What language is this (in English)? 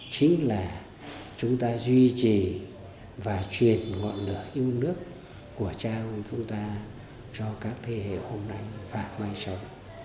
Vietnamese